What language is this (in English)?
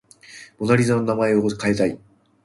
Japanese